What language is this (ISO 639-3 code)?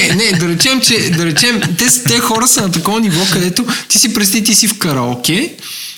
bul